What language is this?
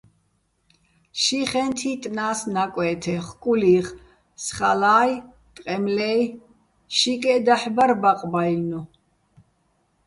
Bats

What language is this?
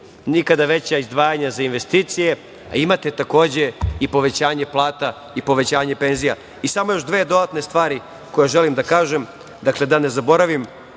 Serbian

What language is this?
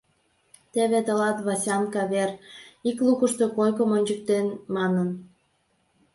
Mari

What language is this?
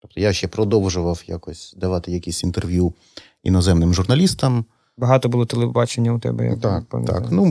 Ukrainian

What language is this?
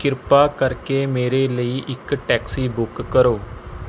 Punjabi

